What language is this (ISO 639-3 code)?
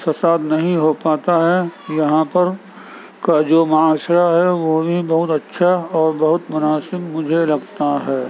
urd